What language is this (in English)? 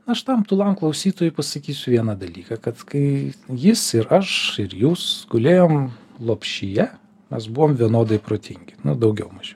Lithuanian